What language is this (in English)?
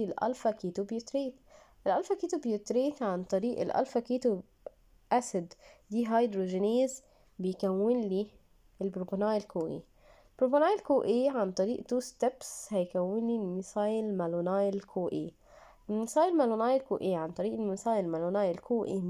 Arabic